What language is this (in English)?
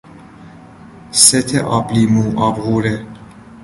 Persian